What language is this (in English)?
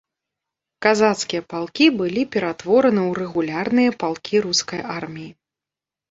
Belarusian